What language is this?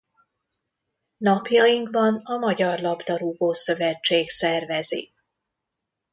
Hungarian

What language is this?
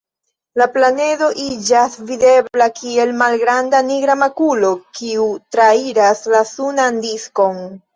Esperanto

